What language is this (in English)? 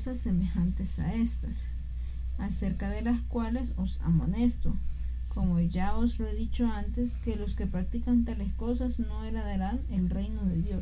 Spanish